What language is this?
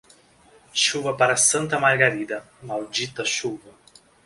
Portuguese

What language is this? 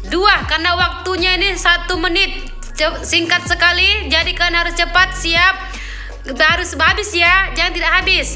Indonesian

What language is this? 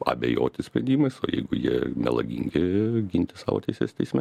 Lithuanian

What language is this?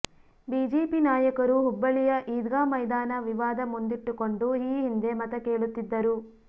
Kannada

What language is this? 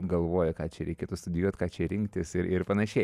Lithuanian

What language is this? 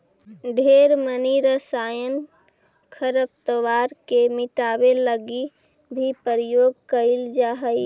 Magahi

